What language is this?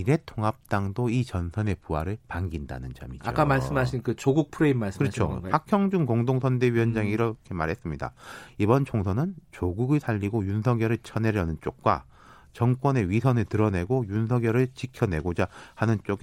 Korean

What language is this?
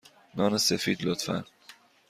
Persian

